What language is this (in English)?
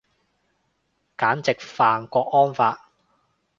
Cantonese